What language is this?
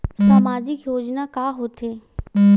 Chhattisgarhi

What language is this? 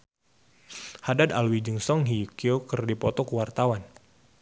Sundanese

